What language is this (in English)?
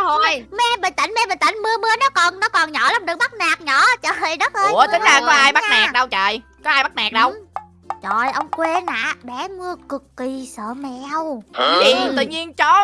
Vietnamese